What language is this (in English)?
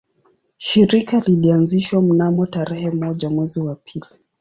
Swahili